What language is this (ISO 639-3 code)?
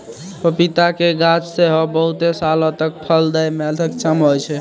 mai